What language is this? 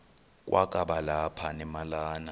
Xhosa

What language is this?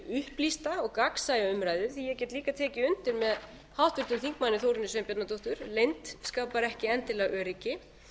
Icelandic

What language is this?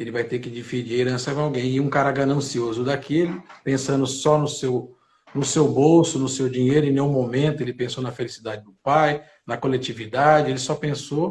Portuguese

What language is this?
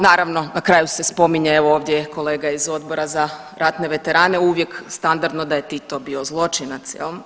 Croatian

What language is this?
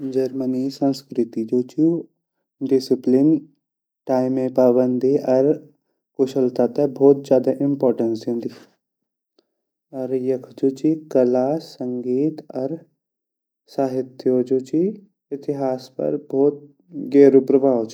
Garhwali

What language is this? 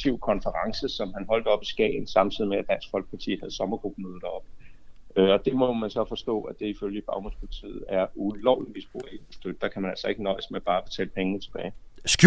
Danish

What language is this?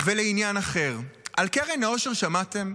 Hebrew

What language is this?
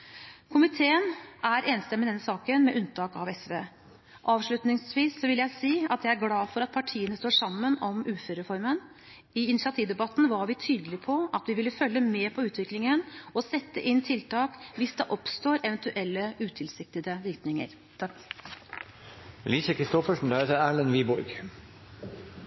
Norwegian Bokmål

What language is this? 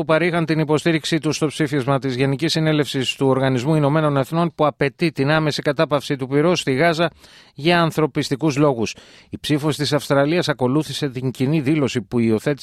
Greek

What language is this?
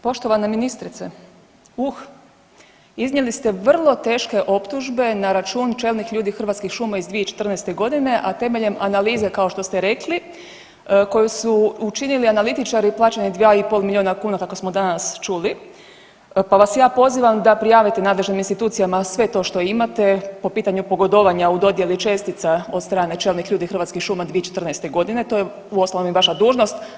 Croatian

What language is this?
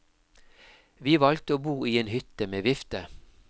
Norwegian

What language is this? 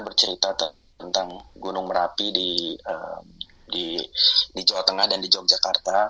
Indonesian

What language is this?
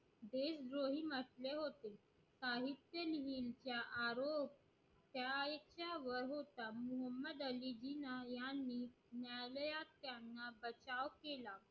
Marathi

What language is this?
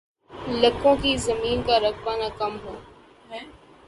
Urdu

